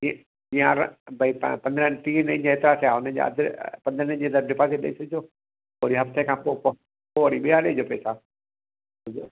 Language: Sindhi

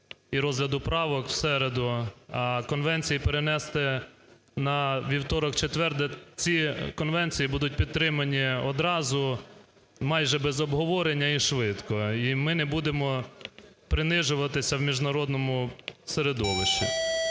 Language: Ukrainian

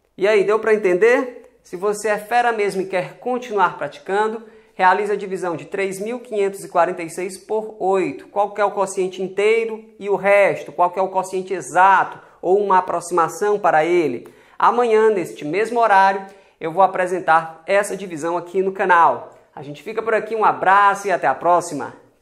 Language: Portuguese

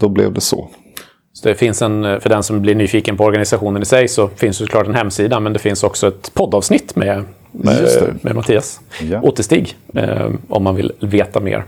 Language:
Swedish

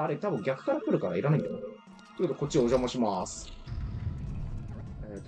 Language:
Japanese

